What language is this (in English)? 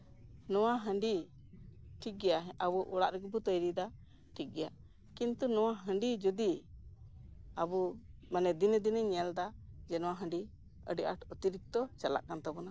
Santali